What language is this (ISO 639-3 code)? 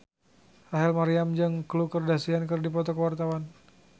sun